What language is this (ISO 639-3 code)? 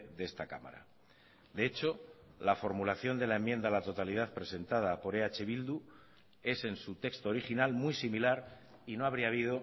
spa